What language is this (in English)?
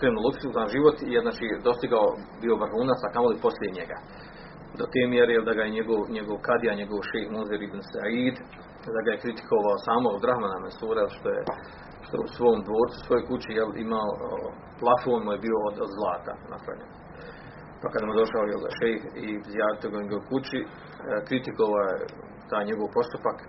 Croatian